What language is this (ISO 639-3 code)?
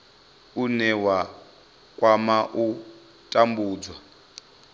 ven